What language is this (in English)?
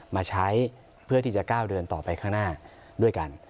Thai